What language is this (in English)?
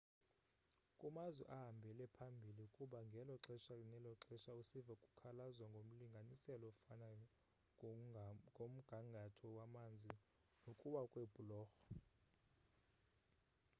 Xhosa